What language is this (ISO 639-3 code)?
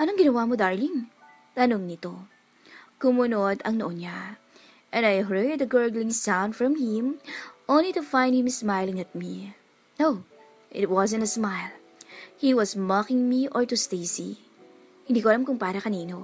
fil